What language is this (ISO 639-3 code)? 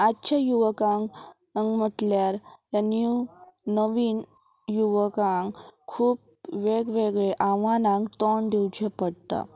kok